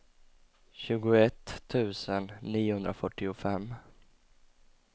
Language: Swedish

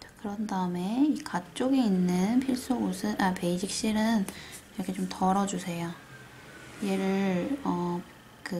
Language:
Korean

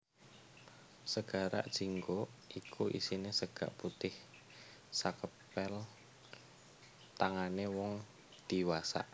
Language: Javanese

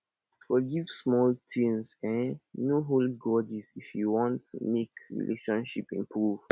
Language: Nigerian Pidgin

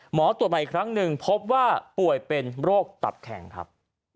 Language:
Thai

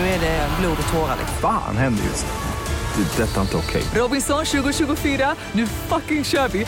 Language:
Swedish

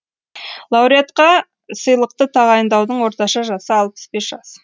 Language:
Kazakh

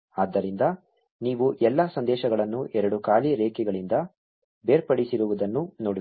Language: Kannada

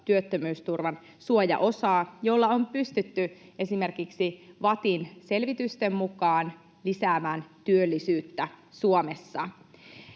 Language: Finnish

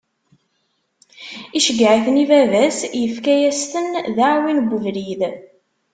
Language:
Kabyle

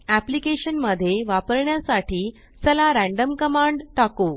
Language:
Marathi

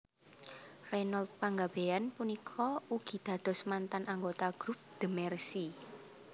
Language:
Javanese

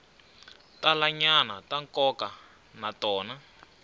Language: Tsonga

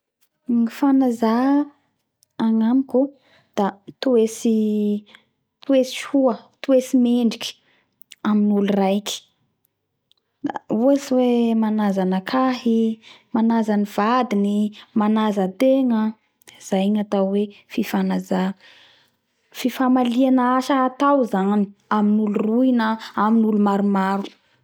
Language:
Bara Malagasy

